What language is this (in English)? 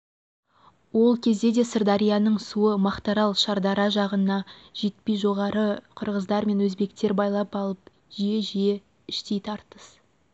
Kazakh